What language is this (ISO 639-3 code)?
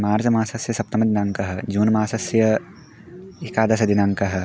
san